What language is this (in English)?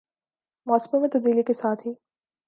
Urdu